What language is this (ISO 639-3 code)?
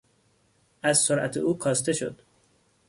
fas